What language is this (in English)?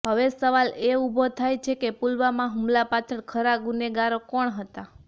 Gujarati